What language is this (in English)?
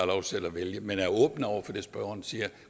Danish